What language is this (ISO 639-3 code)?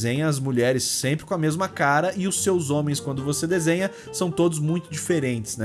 por